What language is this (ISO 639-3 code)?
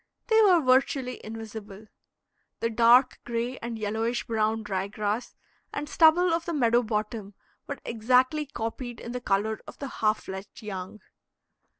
eng